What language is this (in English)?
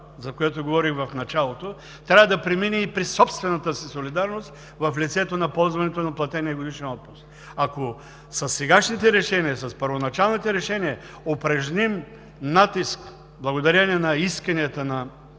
Bulgarian